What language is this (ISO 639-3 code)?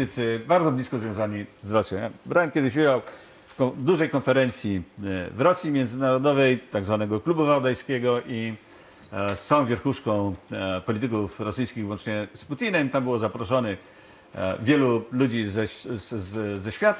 pol